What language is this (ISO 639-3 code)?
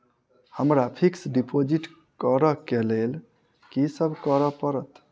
mai